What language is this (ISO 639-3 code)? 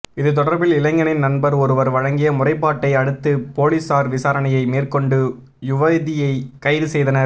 tam